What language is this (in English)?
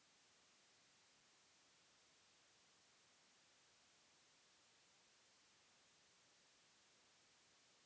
Bhojpuri